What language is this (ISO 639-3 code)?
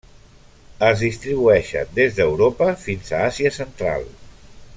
cat